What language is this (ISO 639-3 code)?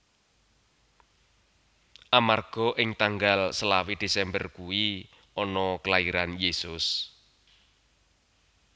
jav